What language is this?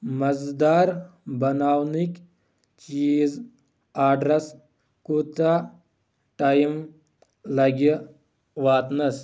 Kashmiri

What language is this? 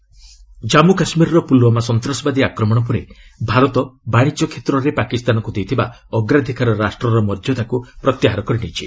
Odia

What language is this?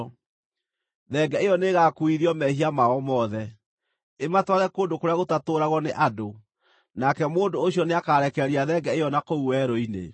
Kikuyu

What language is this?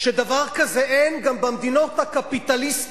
Hebrew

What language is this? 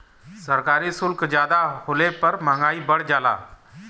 Bhojpuri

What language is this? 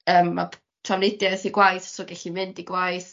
Welsh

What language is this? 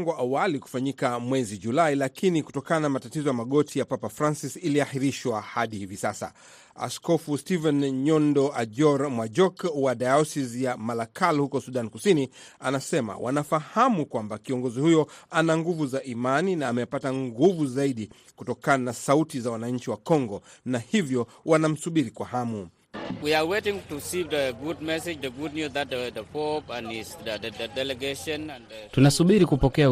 Swahili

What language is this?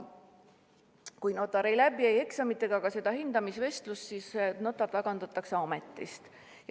Estonian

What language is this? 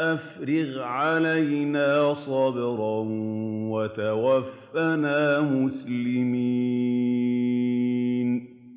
Arabic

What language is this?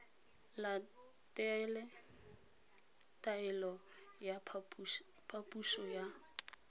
Tswana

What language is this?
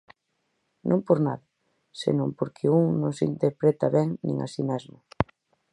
Galician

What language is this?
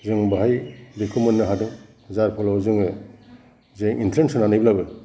Bodo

